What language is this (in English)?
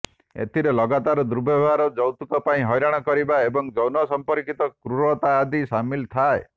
Odia